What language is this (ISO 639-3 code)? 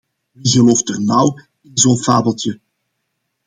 nld